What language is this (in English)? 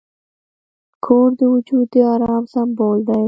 Pashto